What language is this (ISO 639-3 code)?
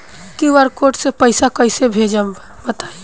bho